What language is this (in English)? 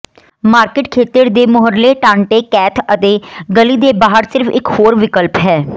Punjabi